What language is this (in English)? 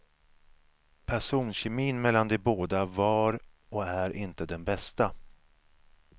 Swedish